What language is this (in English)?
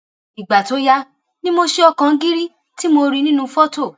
Yoruba